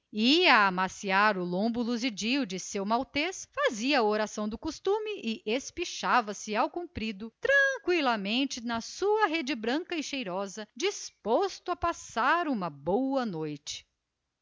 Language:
Portuguese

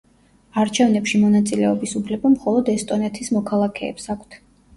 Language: Georgian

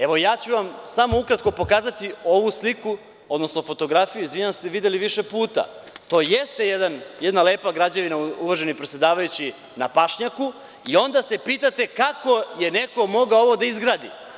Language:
Serbian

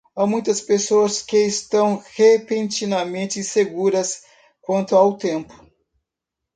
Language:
Portuguese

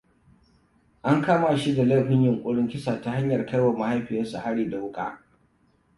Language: Hausa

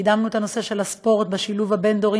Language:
Hebrew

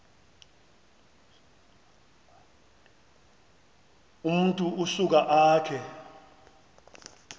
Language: Xhosa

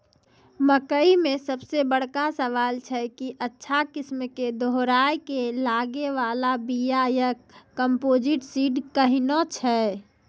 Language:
Maithili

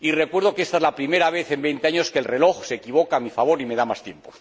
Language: Spanish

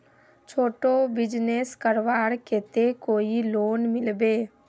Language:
Magahi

